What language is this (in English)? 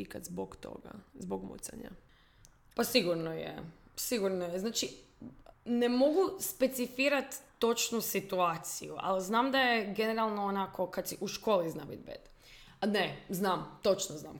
Croatian